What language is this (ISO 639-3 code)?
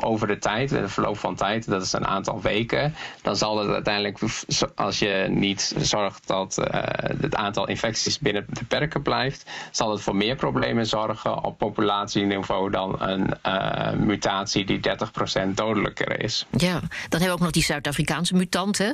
nld